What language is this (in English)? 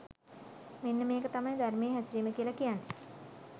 Sinhala